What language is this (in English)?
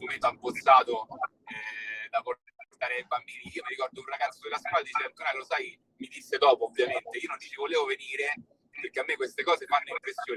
Italian